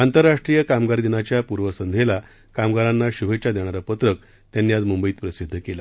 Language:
Marathi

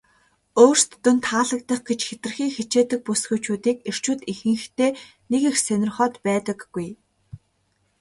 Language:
Mongolian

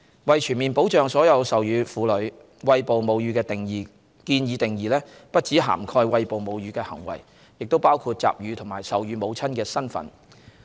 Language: Cantonese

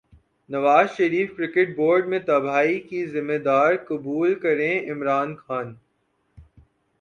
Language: Urdu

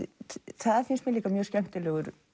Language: Icelandic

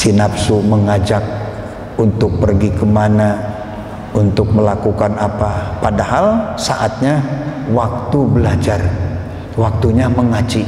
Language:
Indonesian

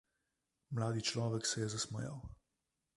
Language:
Slovenian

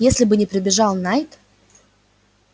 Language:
Russian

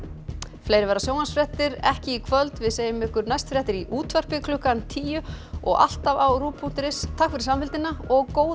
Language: Icelandic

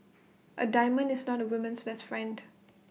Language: English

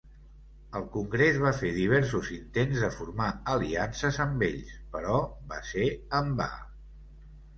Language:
Catalan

